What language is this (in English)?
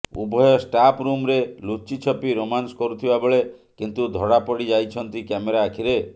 Odia